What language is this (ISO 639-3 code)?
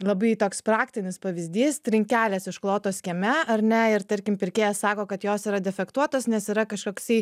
lit